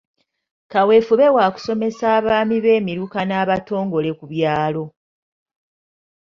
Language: Ganda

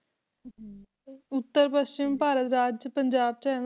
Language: Punjabi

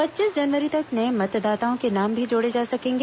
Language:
Hindi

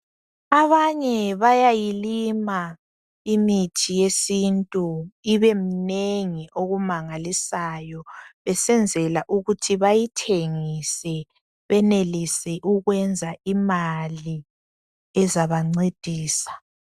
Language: North Ndebele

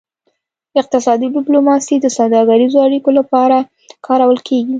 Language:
Pashto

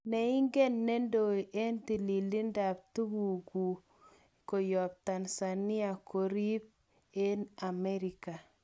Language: Kalenjin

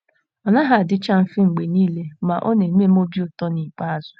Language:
Igbo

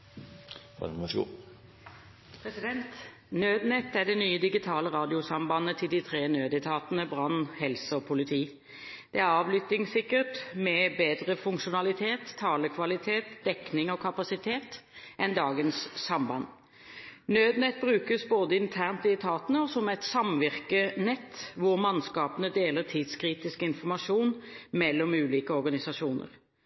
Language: Norwegian Bokmål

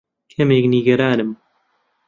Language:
Central Kurdish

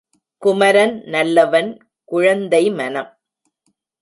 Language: Tamil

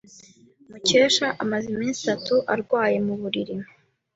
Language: Kinyarwanda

